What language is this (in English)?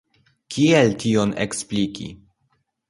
Esperanto